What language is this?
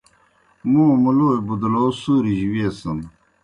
Kohistani Shina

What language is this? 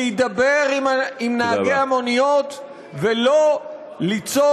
Hebrew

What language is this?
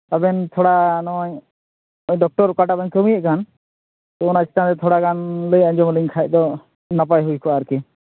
Santali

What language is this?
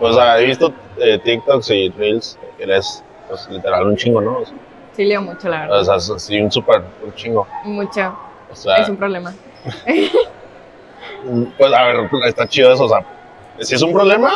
Spanish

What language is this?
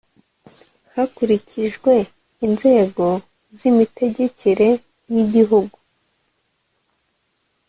Kinyarwanda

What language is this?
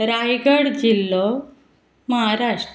Konkani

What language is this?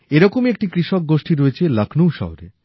Bangla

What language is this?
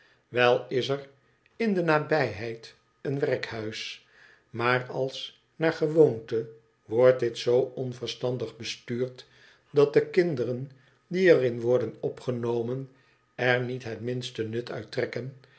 Dutch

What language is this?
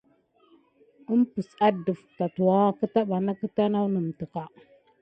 Gidar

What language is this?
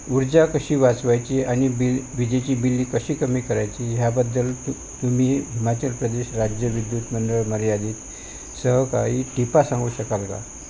Marathi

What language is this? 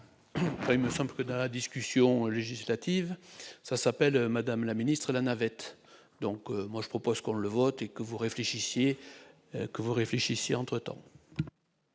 French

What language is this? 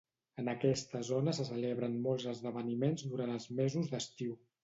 Catalan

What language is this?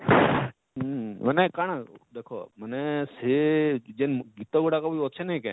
Odia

